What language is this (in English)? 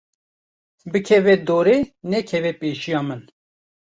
Kurdish